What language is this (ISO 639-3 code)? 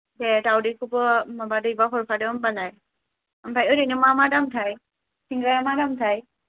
brx